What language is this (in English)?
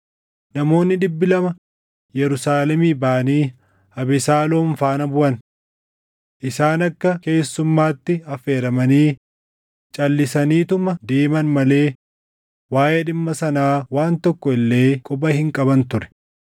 Oromo